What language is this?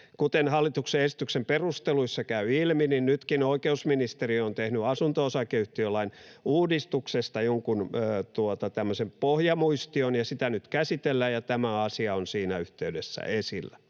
Finnish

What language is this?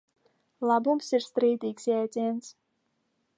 Latvian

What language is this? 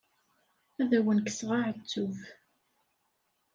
Kabyle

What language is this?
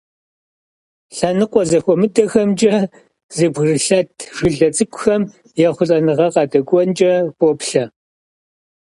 Kabardian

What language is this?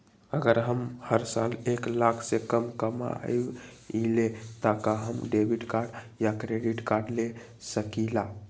Magahi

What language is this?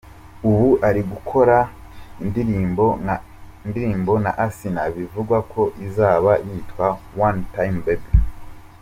Kinyarwanda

